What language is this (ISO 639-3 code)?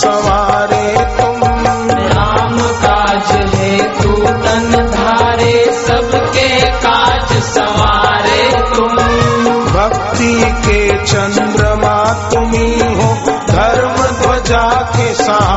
hin